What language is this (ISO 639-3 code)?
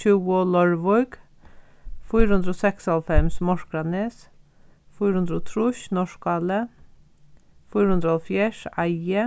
fao